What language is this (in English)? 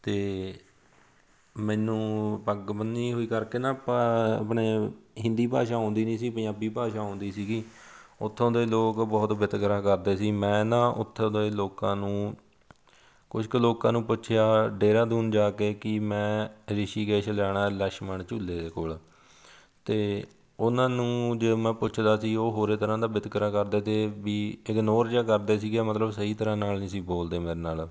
Punjabi